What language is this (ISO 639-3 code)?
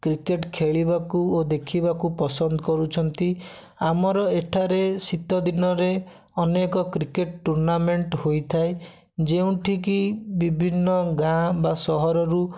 ori